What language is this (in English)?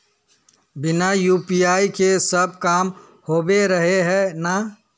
Magahi